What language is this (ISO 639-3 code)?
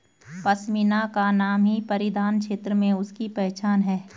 hin